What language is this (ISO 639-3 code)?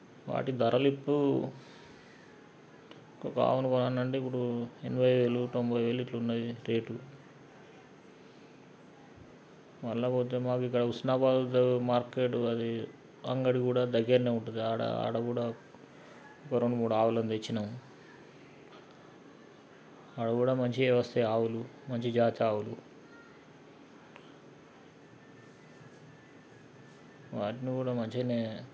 tel